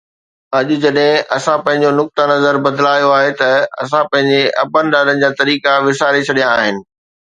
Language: Sindhi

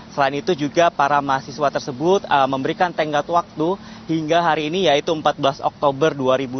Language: Indonesian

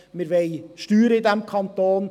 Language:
Swiss German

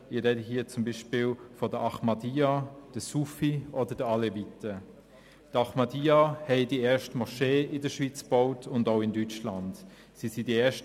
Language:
Swiss German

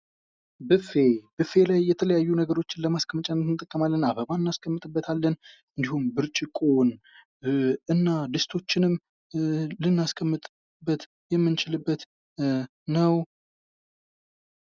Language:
Amharic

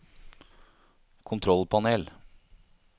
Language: Norwegian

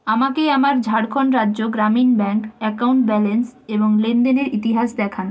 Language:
Bangla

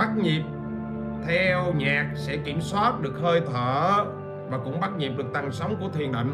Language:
Vietnamese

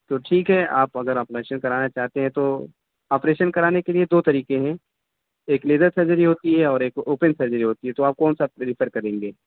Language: Urdu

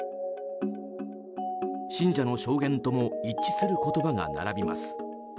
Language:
Japanese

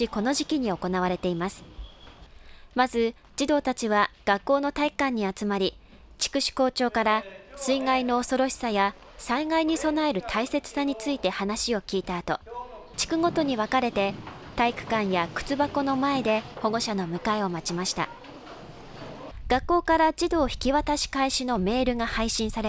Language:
Japanese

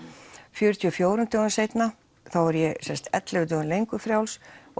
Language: Icelandic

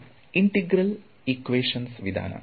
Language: Kannada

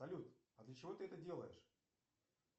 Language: Russian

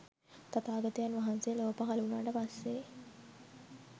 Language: Sinhala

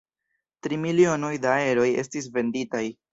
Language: Esperanto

